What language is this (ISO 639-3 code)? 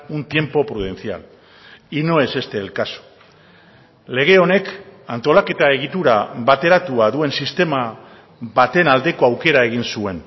eus